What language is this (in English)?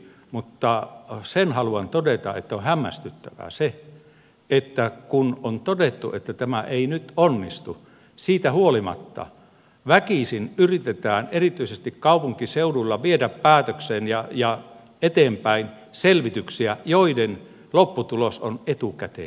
Finnish